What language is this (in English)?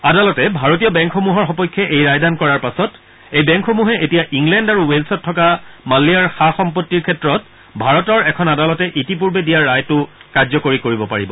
Assamese